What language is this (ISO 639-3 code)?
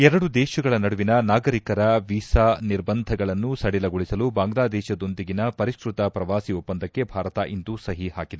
kan